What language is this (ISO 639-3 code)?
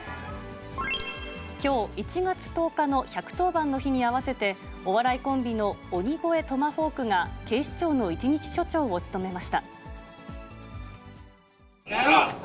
jpn